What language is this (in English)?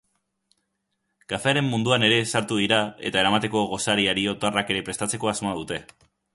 Basque